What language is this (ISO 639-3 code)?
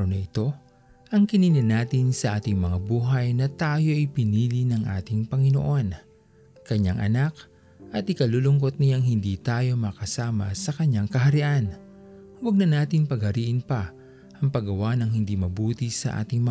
fil